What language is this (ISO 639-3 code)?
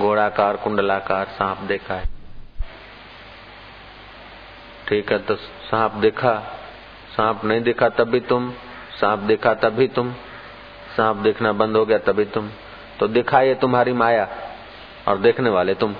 hin